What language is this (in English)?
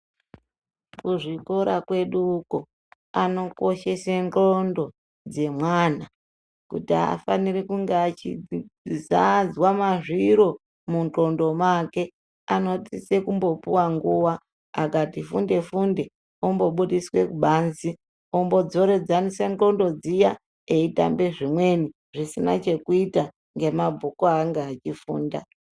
Ndau